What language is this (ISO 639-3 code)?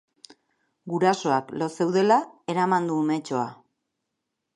eus